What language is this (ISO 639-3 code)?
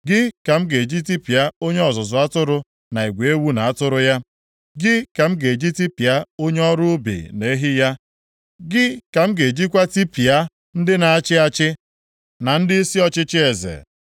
ibo